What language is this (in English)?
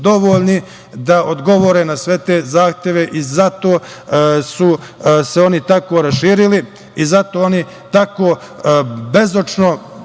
Serbian